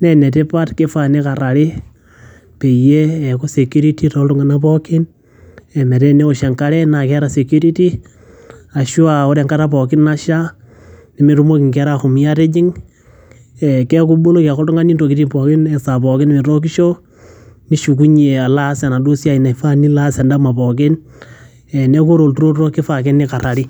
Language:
Masai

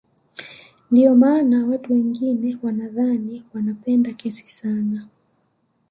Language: Swahili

